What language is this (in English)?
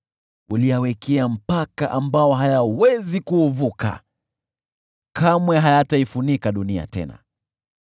Swahili